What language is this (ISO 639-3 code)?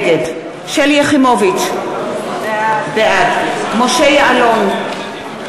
heb